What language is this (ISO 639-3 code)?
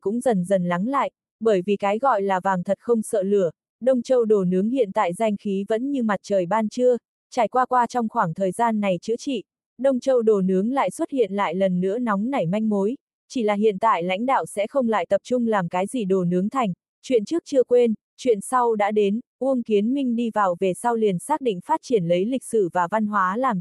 vie